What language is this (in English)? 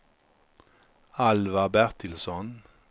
Swedish